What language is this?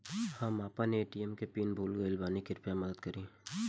Bhojpuri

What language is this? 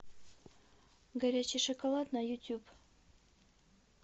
Russian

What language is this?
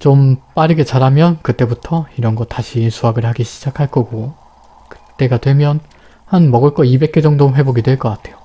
Korean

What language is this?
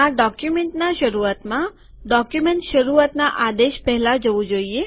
Gujarati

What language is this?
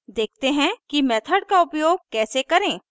Hindi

